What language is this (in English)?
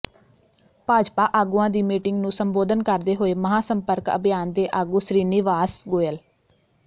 Punjabi